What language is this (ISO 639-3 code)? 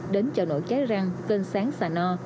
vie